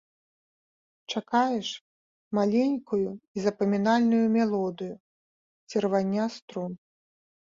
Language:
Belarusian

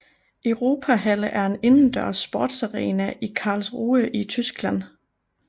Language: Danish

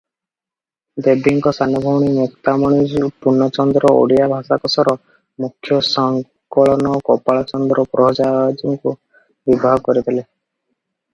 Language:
Odia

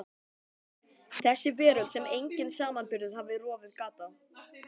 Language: Icelandic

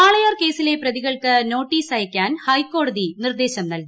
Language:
Malayalam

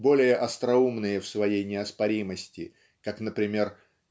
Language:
Russian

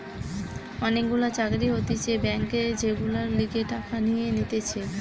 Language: Bangla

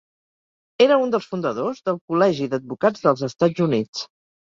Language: Catalan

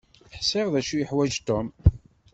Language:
Kabyle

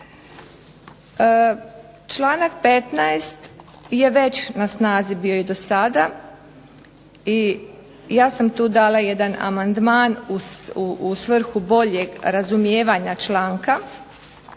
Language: Croatian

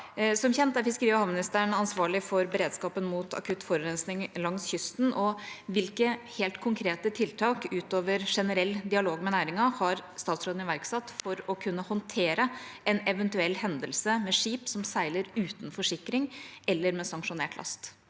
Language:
Norwegian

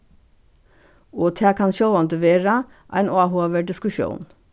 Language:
Faroese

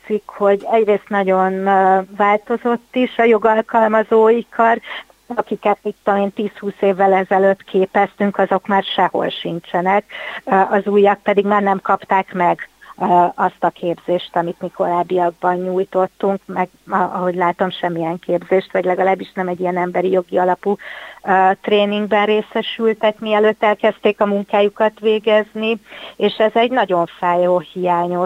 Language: Hungarian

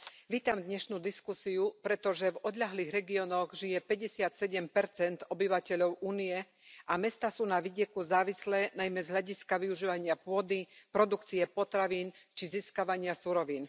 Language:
Slovak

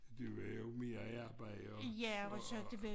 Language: Danish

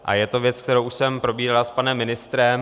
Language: Czech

